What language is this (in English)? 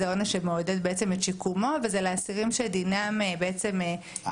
Hebrew